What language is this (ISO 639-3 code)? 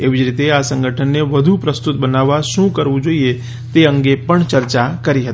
guj